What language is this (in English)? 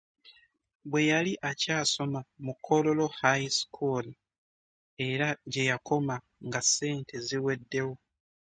Ganda